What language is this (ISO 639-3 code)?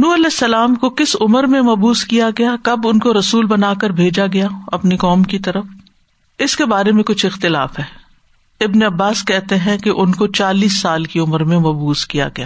urd